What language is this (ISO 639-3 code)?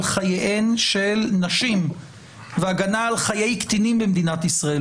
heb